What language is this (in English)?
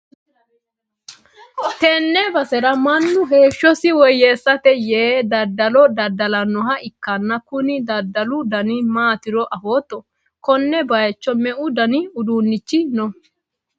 Sidamo